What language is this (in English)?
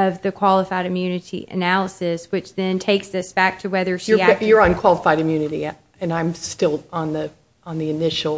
English